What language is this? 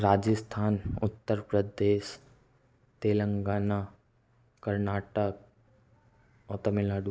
Hindi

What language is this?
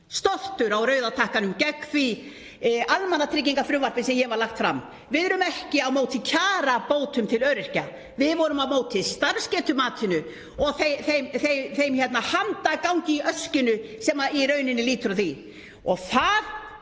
Icelandic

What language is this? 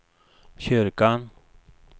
Swedish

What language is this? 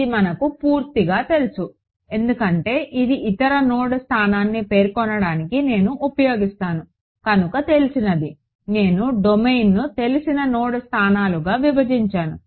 Telugu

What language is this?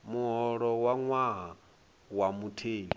Venda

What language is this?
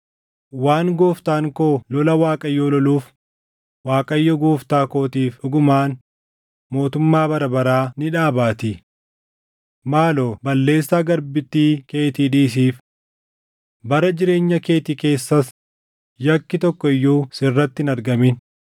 Oromo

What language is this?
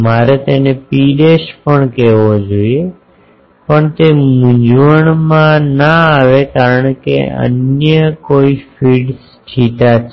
Gujarati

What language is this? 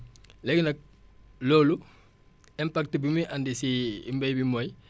Wolof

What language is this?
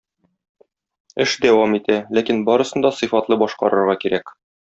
Tatar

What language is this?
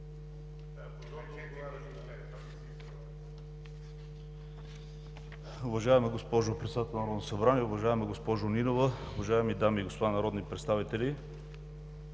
Bulgarian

